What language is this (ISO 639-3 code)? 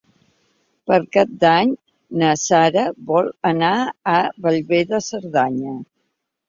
cat